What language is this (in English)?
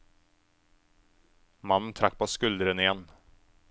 Norwegian